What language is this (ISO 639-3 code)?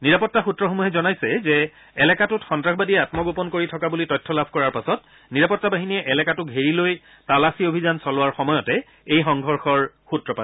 asm